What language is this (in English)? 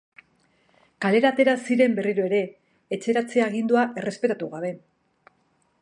Basque